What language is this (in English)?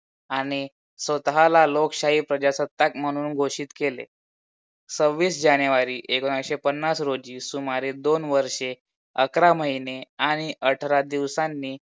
Marathi